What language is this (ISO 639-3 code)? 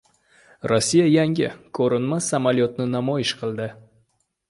uzb